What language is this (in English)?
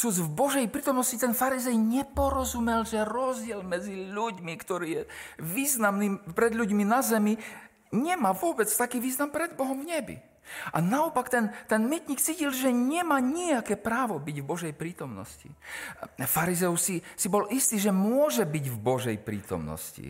Slovak